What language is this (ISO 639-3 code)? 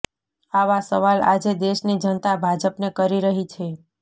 guj